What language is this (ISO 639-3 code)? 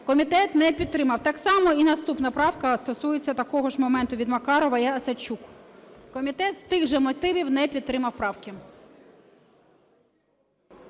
ukr